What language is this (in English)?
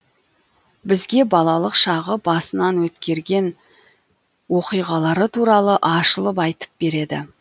Kazakh